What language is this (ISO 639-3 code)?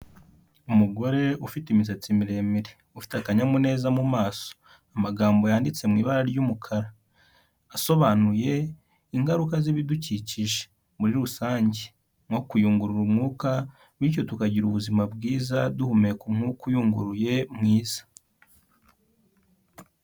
kin